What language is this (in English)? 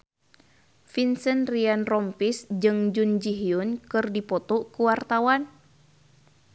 Sundanese